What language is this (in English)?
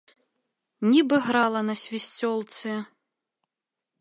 Belarusian